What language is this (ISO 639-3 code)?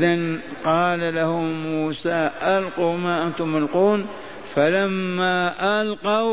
ara